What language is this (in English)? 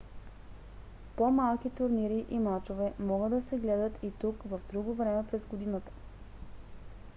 Bulgarian